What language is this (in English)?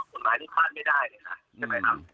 Thai